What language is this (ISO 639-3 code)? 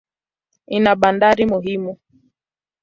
swa